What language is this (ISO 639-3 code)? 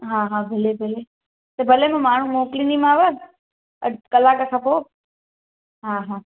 snd